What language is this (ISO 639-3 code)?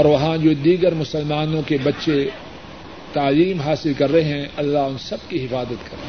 urd